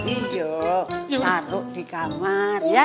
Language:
Indonesian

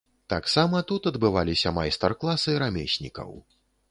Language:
Belarusian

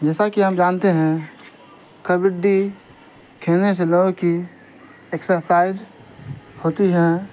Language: Urdu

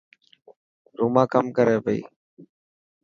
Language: Dhatki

